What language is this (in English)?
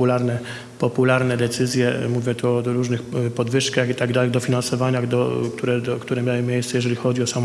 Polish